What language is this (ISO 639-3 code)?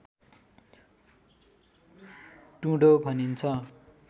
nep